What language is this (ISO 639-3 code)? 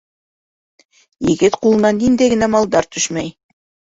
bak